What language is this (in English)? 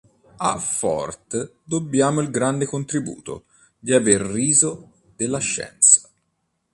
Italian